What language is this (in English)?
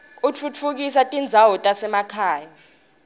Swati